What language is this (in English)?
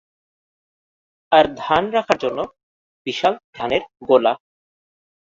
Bangla